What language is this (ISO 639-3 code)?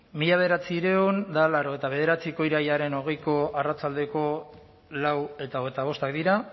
eus